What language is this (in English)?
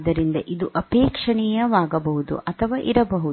Kannada